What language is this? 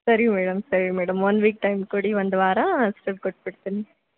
Kannada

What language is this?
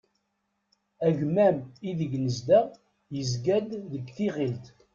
Kabyle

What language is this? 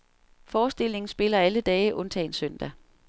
Danish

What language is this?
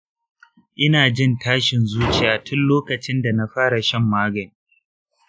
Hausa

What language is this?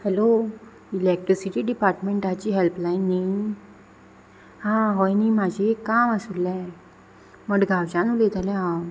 Konkani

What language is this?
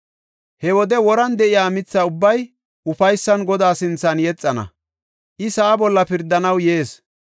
Gofa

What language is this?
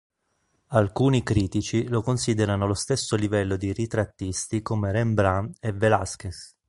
Italian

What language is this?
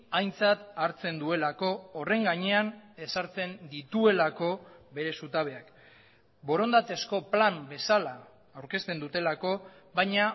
Basque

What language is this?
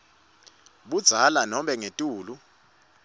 Swati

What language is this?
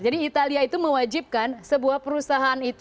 Indonesian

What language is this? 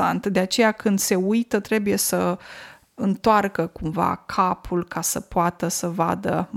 Romanian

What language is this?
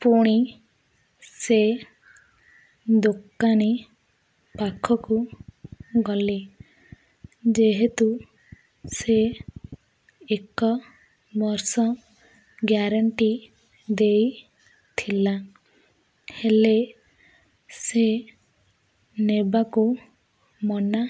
Odia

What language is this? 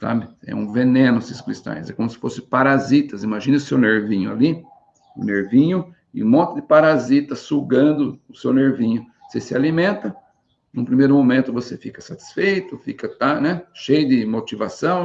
Portuguese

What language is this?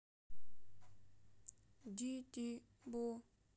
Russian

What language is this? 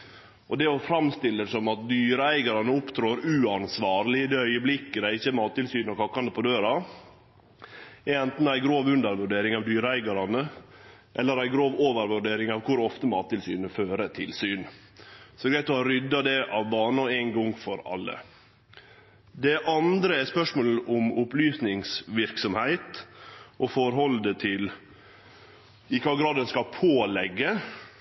Norwegian Nynorsk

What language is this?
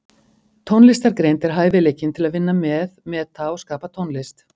Icelandic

